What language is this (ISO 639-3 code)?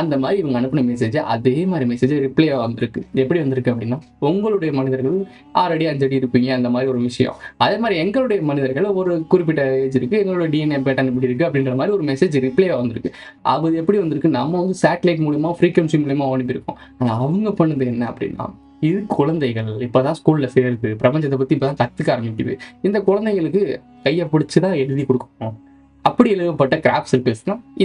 kor